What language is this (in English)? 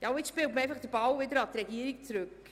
Swiss German